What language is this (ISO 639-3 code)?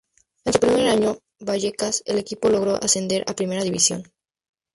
spa